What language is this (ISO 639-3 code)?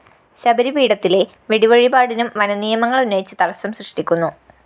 mal